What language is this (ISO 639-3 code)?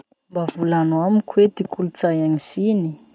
msh